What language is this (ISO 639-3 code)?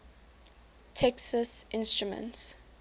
eng